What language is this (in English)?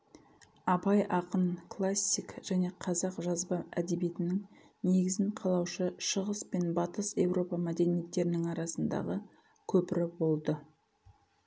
Kazakh